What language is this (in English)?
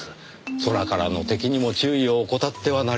Japanese